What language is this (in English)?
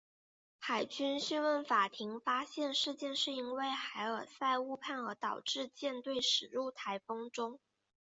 Chinese